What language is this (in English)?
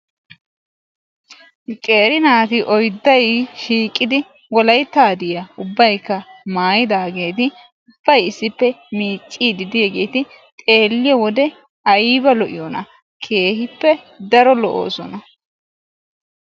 Wolaytta